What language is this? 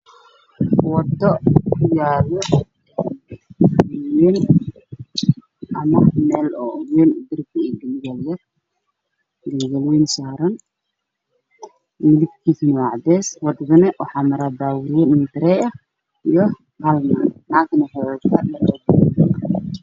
Somali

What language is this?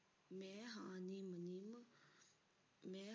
Punjabi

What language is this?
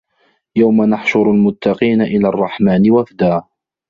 Arabic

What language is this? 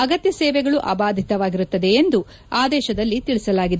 Kannada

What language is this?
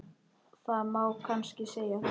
Icelandic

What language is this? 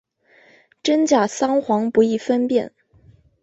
Chinese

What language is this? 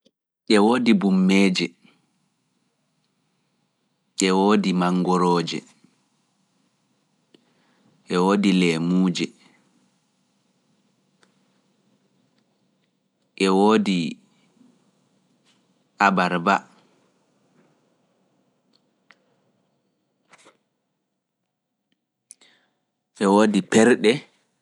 Fula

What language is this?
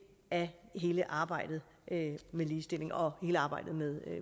Danish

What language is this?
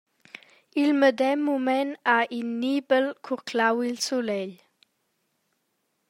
Romansh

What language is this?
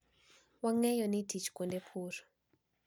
Luo (Kenya and Tanzania)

